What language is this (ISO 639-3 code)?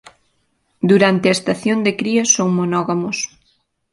glg